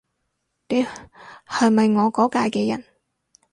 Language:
Cantonese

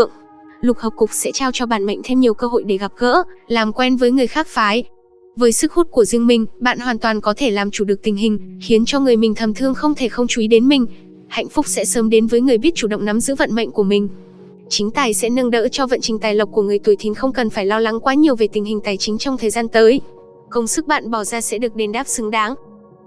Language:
Vietnamese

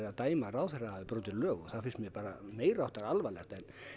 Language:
Icelandic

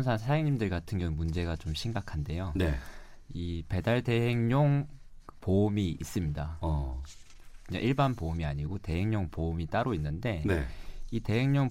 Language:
Korean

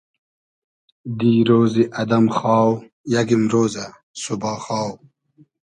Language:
Hazaragi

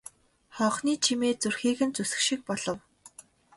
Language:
Mongolian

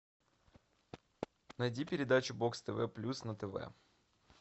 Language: Russian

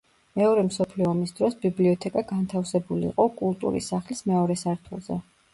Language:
Georgian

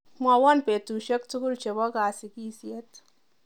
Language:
Kalenjin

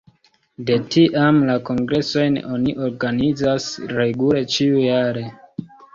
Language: Esperanto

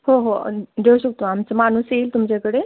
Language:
Marathi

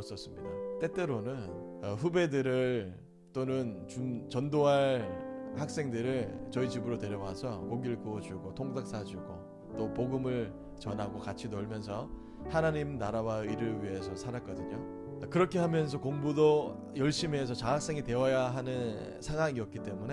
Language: Korean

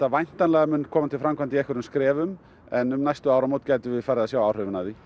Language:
Icelandic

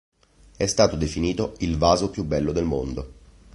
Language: Italian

